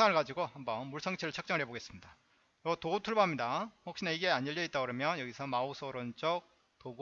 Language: Korean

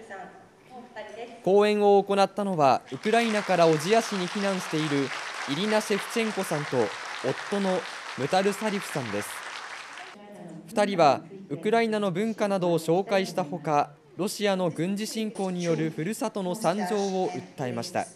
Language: Japanese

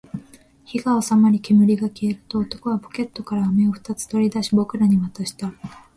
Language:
Japanese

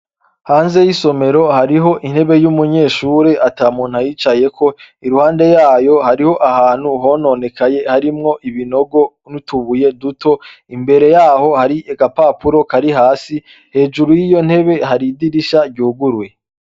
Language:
Rundi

